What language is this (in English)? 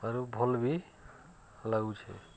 Odia